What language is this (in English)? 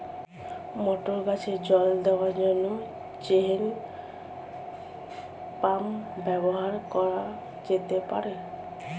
Bangla